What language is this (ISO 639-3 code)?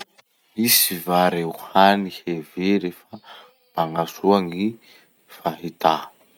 msh